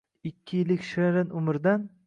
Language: Uzbek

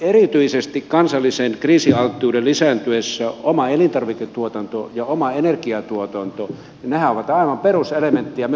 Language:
Finnish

